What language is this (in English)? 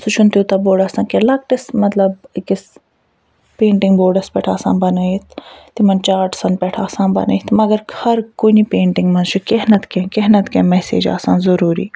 Kashmiri